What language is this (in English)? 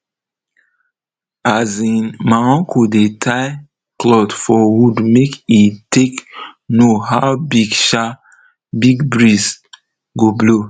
Nigerian Pidgin